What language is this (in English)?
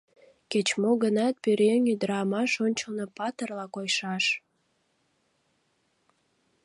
Mari